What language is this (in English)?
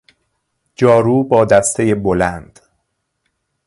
Persian